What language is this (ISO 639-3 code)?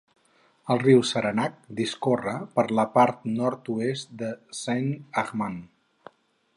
cat